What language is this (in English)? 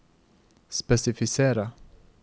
Norwegian